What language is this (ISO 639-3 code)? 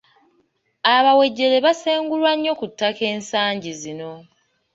lug